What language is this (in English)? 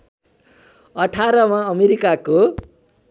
Nepali